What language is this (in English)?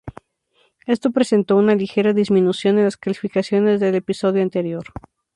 Spanish